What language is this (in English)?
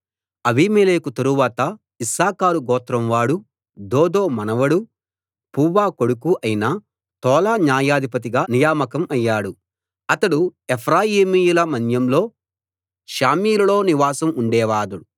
Telugu